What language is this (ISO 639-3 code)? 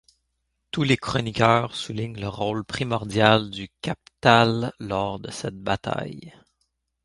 fra